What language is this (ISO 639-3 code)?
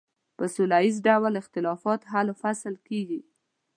pus